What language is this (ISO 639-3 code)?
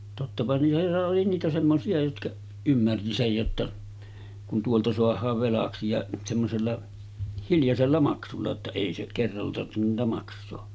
fin